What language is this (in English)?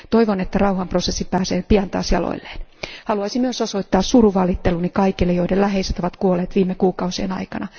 Finnish